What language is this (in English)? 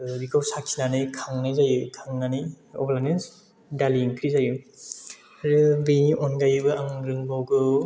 Bodo